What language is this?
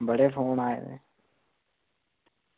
Dogri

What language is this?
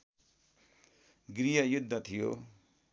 Nepali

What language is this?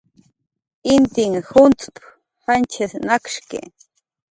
Jaqaru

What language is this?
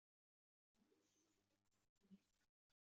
Kabyle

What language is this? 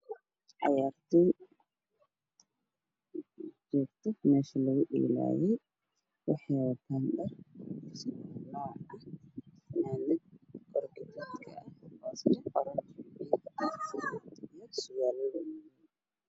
Somali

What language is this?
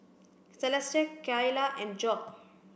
English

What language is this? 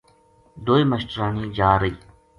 Gujari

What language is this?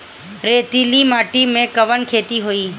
Bhojpuri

